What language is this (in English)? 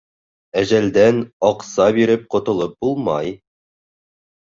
Bashkir